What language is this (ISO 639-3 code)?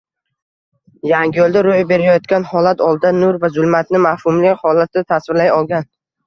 uzb